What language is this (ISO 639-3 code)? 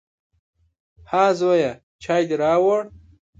pus